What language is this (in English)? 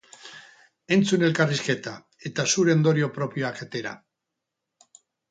Basque